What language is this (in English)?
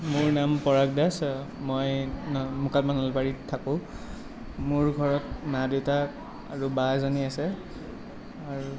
Assamese